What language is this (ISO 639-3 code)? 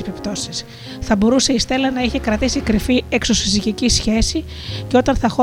ell